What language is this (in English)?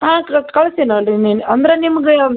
Kannada